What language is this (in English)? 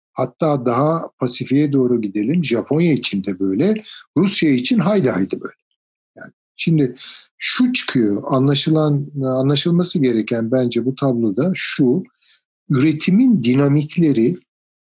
Turkish